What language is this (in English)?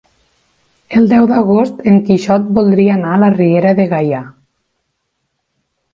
Catalan